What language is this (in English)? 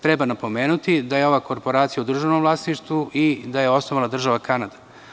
Serbian